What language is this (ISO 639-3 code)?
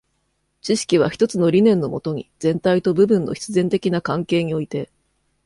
jpn